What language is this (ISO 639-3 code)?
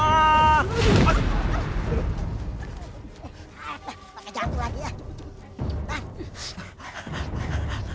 ind